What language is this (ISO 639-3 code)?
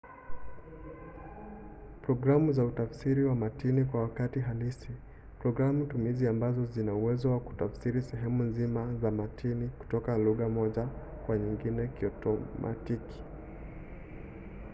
swa